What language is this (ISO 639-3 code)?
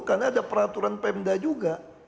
ind